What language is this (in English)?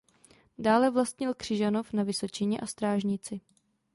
Czech